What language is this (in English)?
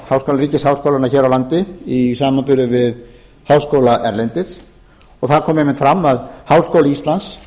Icelandic